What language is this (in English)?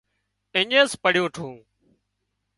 Wadiyara Koli